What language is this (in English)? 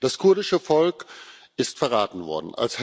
German